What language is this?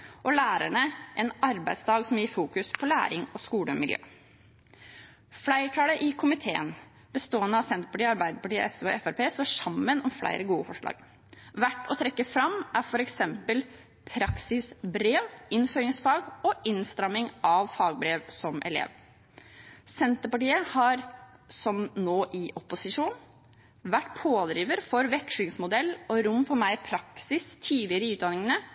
Norwegian Bokmål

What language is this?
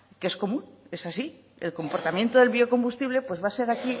Spanish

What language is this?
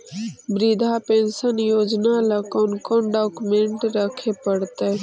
Magahi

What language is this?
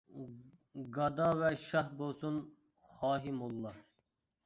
Uyghur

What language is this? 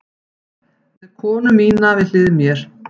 Icelandic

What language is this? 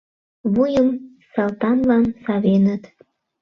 Mari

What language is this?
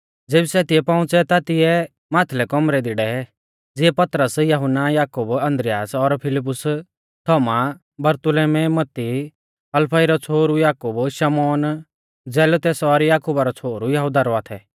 Mahasu Pahari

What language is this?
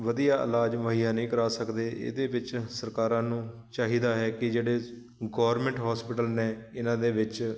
Punjabi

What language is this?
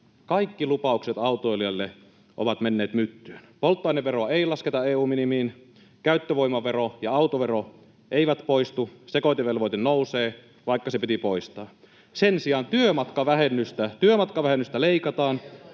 Finnish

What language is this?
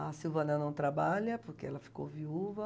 Portuguese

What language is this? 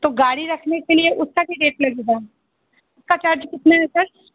Hindi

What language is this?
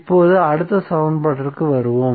Tamil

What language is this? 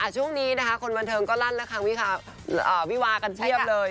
Thai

